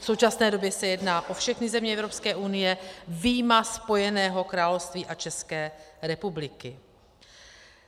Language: Czech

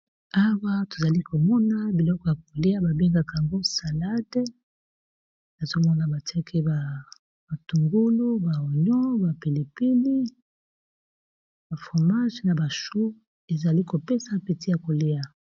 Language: Lingala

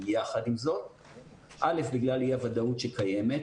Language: Hebrew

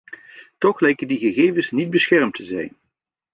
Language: Dutch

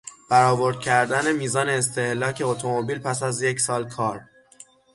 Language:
Persian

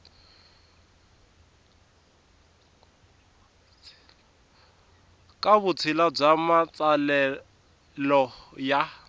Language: Tsonga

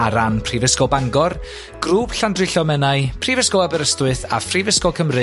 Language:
Welsh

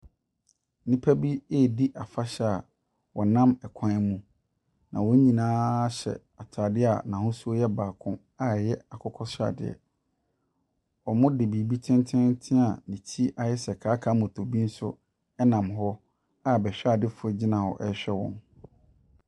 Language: Akan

